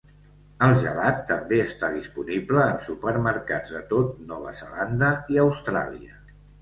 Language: Catalan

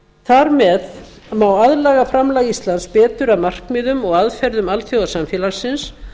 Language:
Icelandic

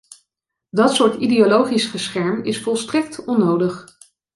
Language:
Dutch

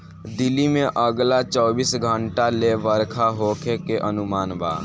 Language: Bhojpuri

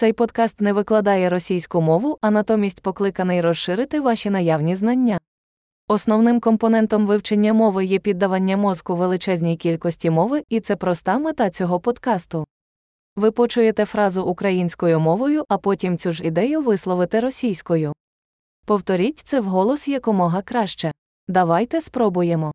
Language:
Ukrainian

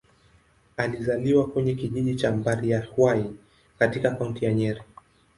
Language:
Swahili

